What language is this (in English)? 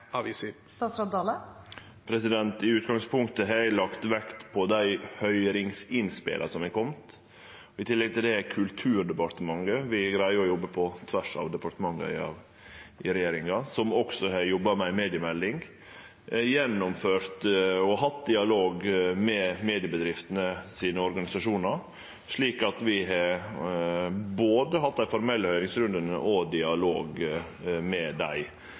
Norwegian Nynorsk